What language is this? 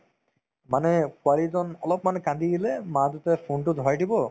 Assamese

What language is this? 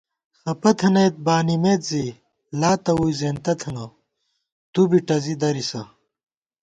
Gawar-Bati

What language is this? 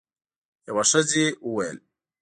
Pashto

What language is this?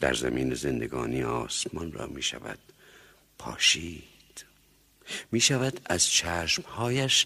Persian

